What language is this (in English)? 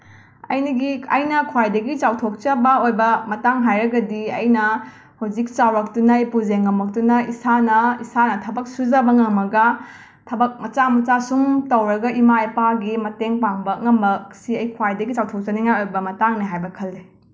Manipuri